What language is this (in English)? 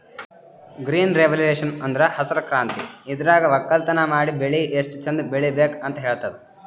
Kannada